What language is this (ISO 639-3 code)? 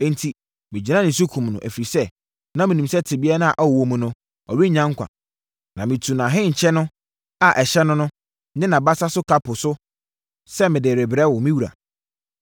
aka